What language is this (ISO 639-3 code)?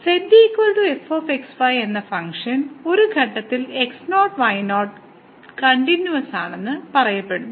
mal